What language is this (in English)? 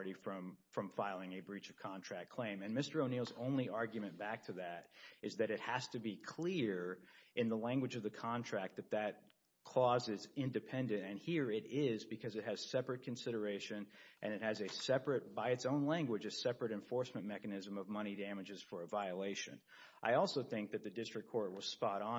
English